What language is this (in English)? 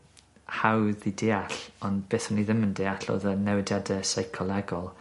Welsh